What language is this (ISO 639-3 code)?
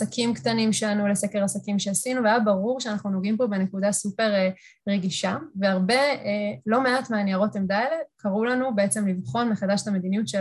heb